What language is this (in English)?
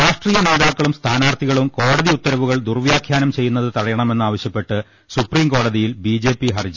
Malayalam